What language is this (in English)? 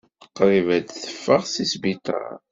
Kabyle